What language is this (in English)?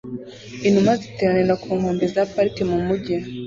Kinyarwanda